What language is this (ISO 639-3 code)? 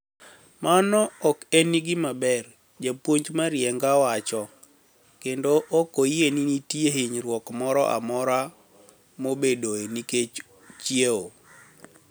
luo